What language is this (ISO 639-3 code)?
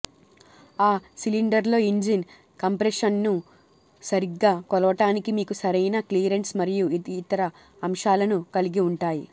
tel